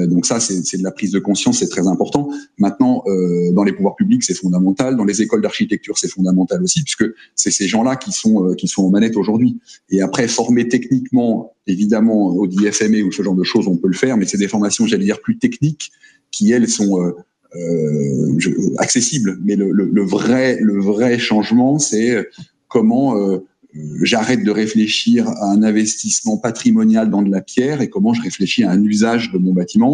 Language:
French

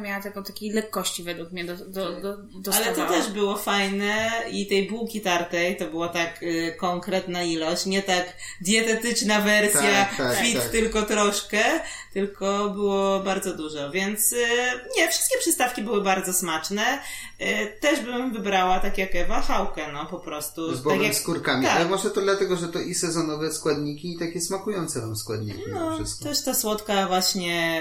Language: Polish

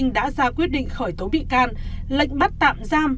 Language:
Vietnamese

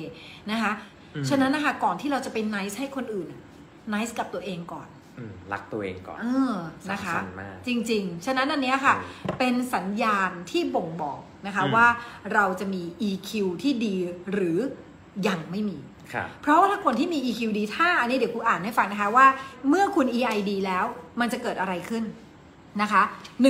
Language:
Thai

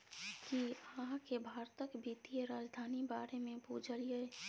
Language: Maithili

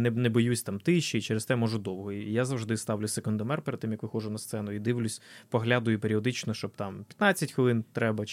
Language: Ukrainian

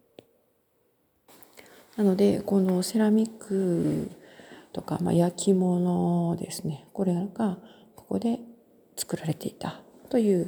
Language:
Japanese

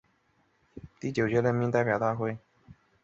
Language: Chinese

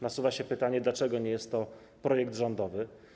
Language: Polish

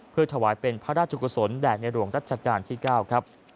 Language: Thai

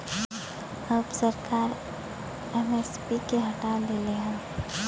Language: Bhojpuri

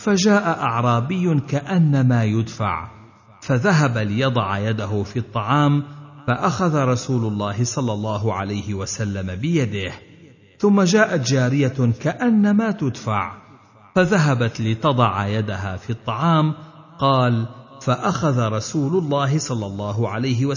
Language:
Arabic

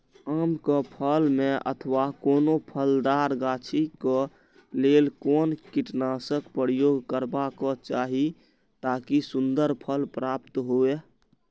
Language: Maithili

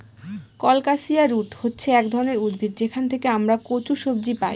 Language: Bangla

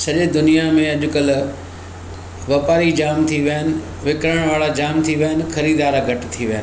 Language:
Sindhi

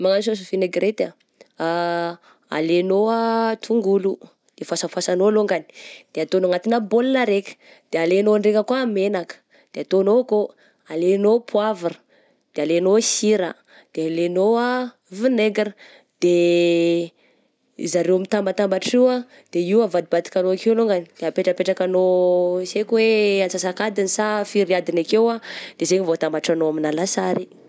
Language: Southern Betsimisaraka Malagasy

